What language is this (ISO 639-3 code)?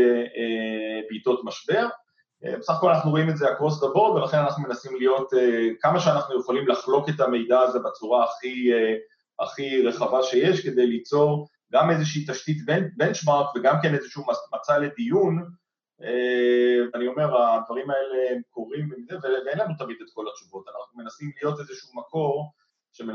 heb